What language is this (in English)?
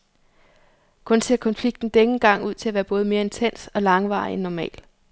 Danish